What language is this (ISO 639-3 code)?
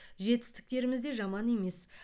kaz